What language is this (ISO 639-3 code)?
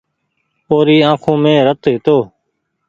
gig